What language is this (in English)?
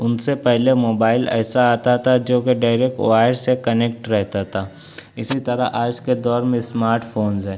Urdu